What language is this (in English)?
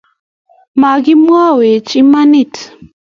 Kalenjin